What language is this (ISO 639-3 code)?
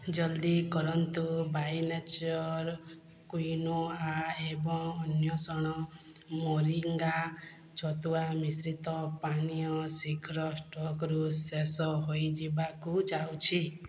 ori